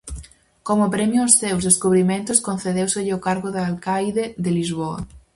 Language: Galician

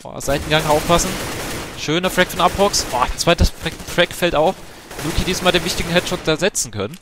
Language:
German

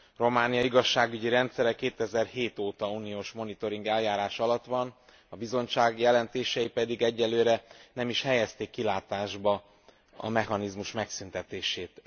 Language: Hungarian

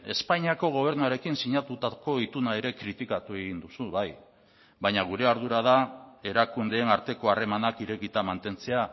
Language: Basque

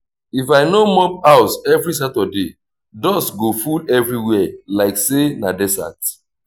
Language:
Nigerian Pidgin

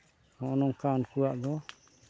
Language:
Santali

